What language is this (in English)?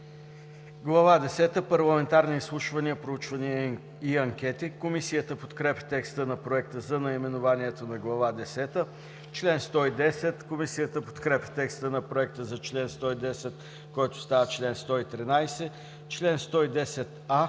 Bulgarian